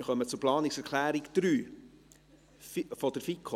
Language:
Swiss German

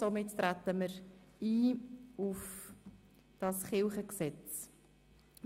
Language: Swiss German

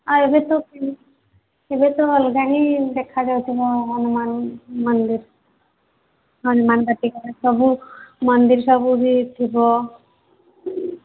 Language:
Odia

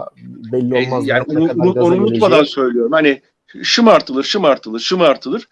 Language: Turkish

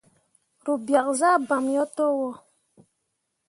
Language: Mundang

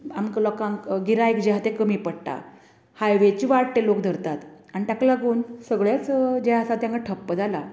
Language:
Konkani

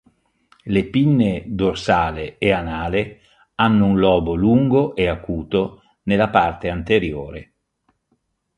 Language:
Italian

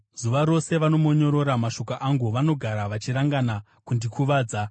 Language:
Shona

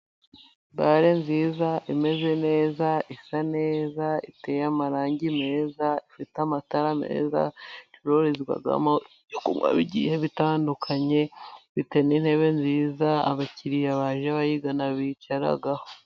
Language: Kinyarwanda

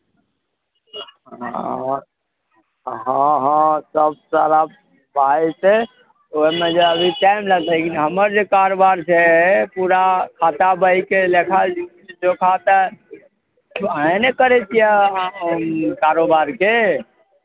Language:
Maithili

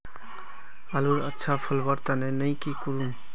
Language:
Magahi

